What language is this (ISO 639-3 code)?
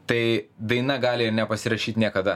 lit